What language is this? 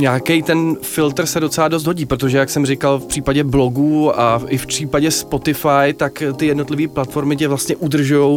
Czech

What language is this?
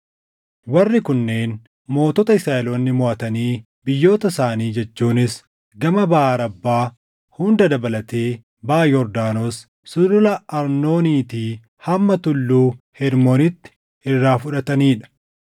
Oromo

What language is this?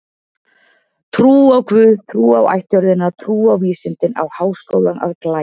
Icelandic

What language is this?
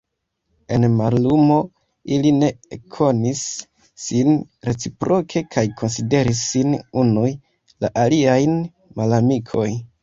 Esperanto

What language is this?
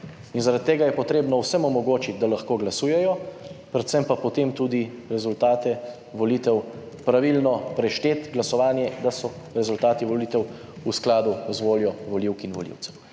Slovenian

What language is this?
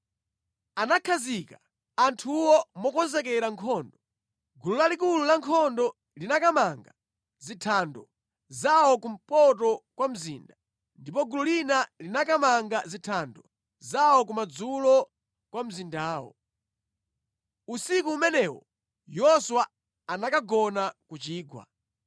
Nyanja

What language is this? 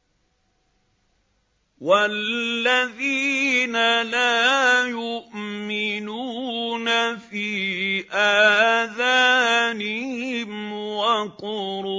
Arabic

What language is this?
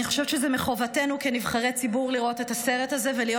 Hebrew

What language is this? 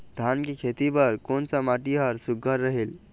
Chhattisgarhi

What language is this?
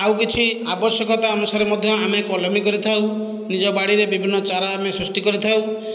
Odia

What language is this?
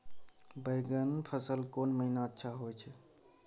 Maithili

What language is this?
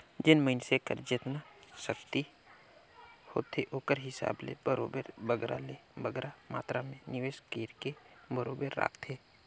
Chhattisgarhi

